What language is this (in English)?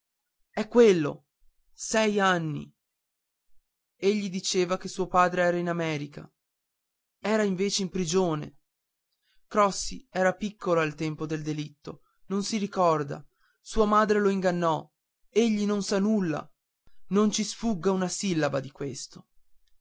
Italian